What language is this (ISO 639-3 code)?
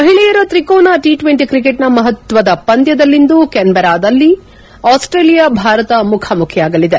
kan